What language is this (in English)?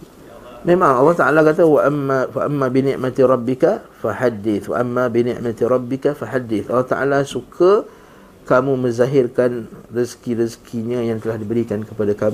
Malay